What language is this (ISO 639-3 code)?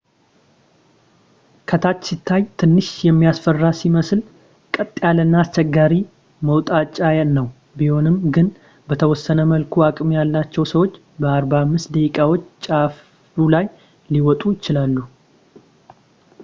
amh